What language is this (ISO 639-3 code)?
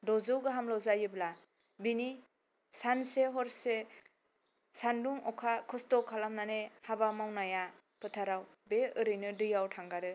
brx